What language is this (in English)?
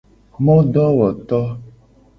Gen